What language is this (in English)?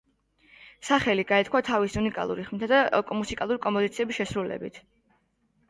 Georgian